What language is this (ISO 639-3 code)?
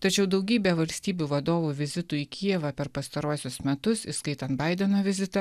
lit